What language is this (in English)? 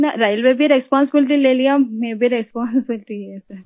Hindi